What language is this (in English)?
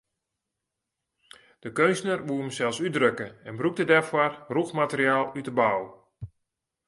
Western Frisian